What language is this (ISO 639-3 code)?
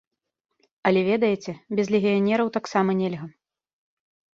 bel